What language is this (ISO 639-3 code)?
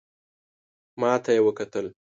pus